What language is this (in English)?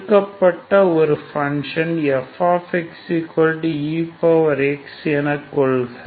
Tamil